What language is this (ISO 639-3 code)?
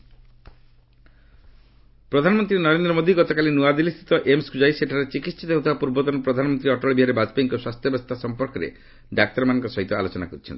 ori